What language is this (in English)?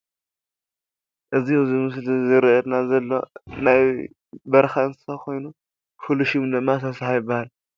Tigrinya